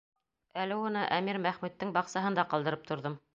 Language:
Bashkir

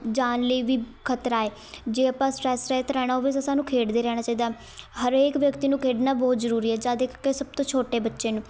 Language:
Punjabi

